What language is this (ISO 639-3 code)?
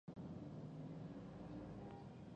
pus